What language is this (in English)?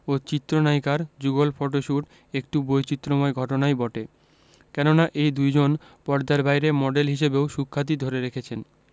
Bangla